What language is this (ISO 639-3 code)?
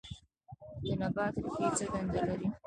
pus